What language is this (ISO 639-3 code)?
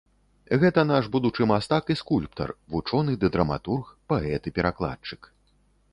bel